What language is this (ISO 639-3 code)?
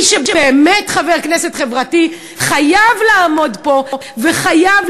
heb